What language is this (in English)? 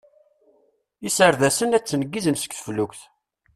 Kabyle